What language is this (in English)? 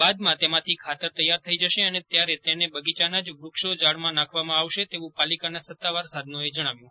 Gujarati